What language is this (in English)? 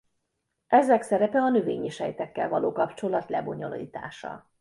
Hungarian